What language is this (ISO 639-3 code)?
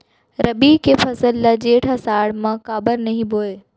hne